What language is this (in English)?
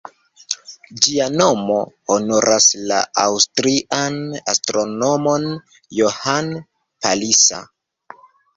Esperanto